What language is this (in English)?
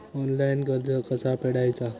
Marathi